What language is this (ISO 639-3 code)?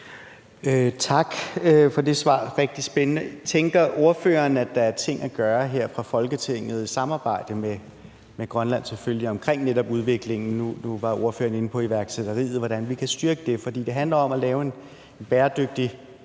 dan